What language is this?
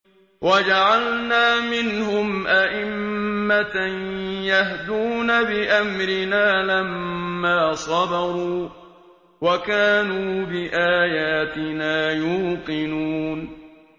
Arabic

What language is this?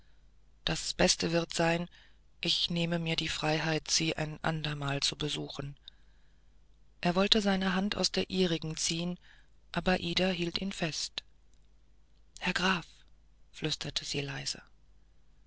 German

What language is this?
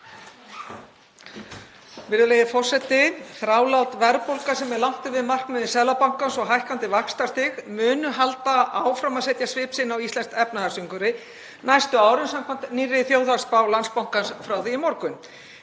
Icelandic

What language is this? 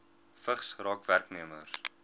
Afrikaans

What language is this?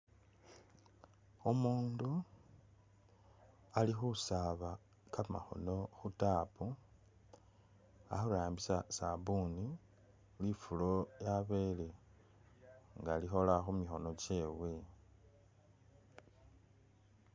Masaaba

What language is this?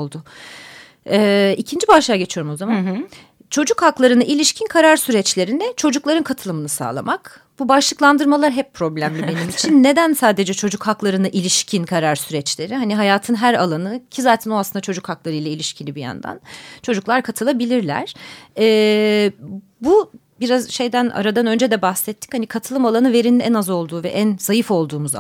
Turkish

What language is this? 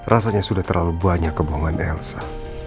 Indonesian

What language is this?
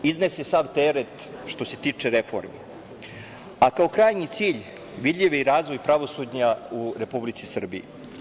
Serbian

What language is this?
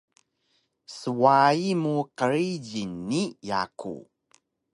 Taroko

